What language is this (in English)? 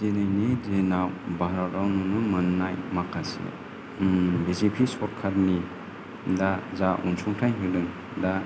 Bodo